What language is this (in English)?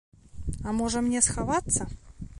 Belarusian